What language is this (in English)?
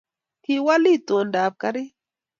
Kalenjin